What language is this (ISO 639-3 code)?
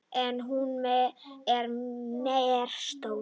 isl